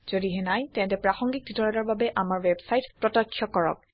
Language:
Assamese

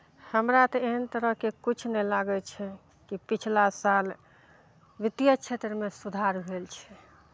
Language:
Maithili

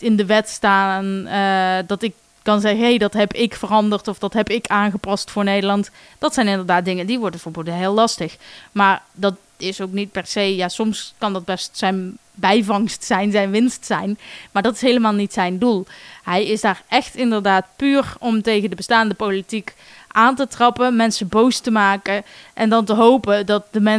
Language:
Dutch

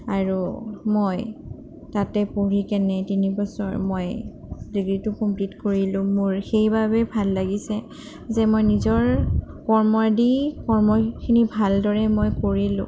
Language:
Assamese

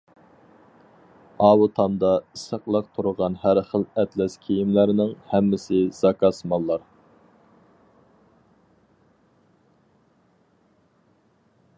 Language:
Uyghur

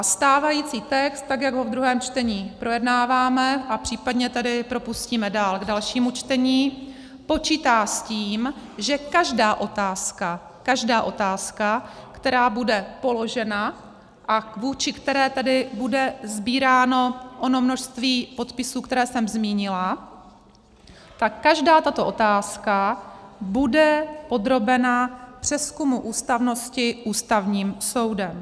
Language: Czech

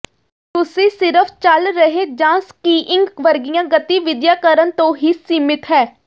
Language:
Punjabi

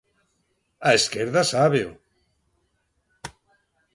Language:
Galician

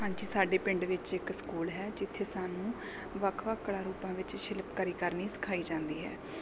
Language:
Punjabi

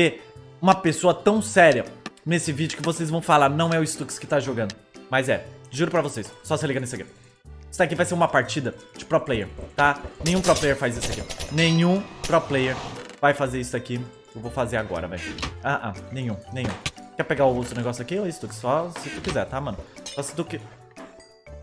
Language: Portuguese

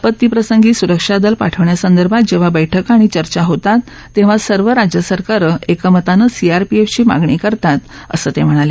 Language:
Marathi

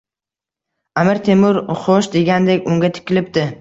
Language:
Uzbek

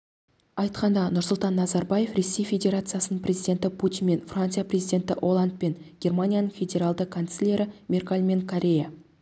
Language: Kazakh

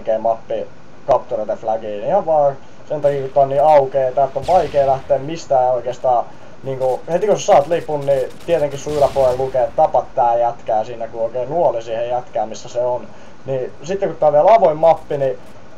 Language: Finnish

